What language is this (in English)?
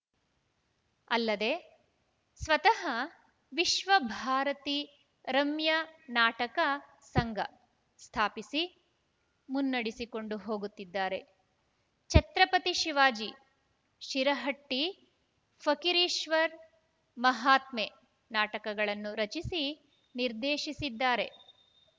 Kannada